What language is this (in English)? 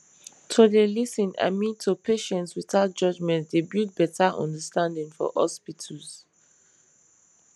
Nigerian Pidgin